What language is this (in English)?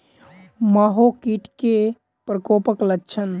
Maithili